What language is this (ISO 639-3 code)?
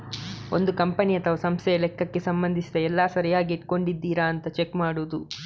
kan